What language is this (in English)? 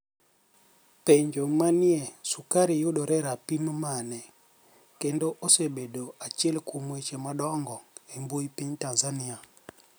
Luo (Kenya and Tanzania)